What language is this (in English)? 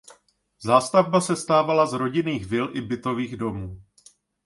Czech